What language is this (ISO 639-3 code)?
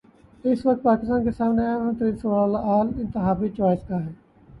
urd